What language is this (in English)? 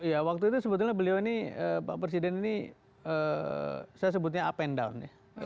Indonesian